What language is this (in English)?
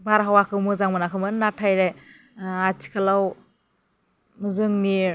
Bodo